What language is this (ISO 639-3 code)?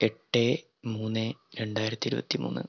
mal